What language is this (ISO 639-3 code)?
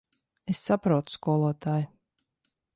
lav